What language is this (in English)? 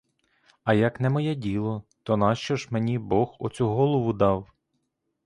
Ukrainian